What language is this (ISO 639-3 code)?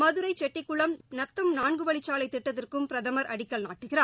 tam